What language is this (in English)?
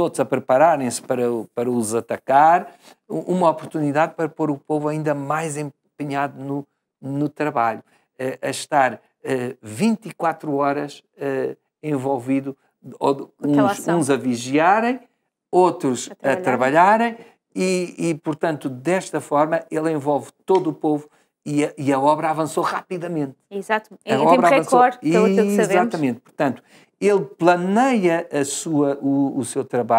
Portuguese